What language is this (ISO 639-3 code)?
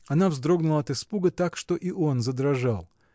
rus